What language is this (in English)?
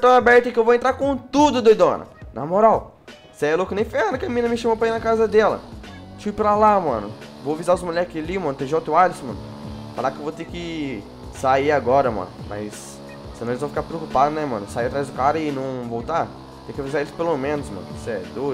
Portuguese